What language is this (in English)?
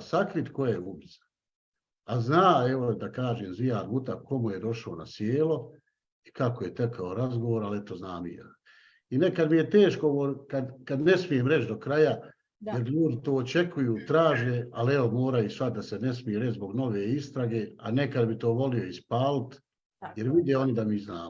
Bosnian